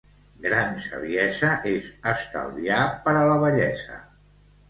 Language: Catalan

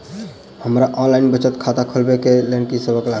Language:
Maithili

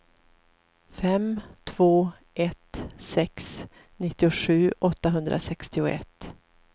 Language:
Swedish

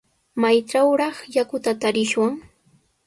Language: Sihuas Ancash Quechua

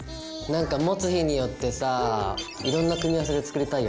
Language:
Japanese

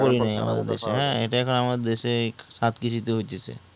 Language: Bangla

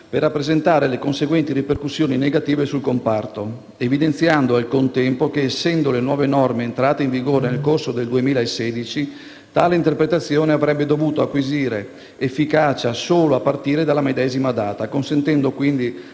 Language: Italian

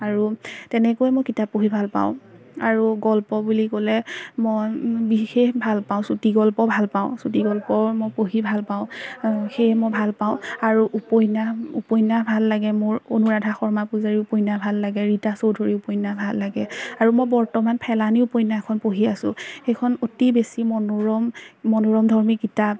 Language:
Assamese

